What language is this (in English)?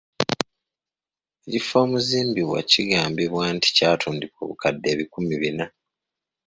Ganda